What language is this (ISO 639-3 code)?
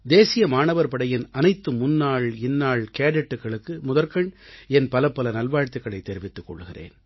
tam